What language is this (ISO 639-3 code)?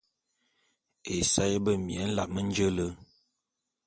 bum